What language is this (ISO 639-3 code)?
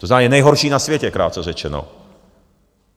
ces